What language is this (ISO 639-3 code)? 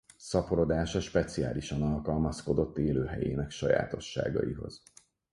hun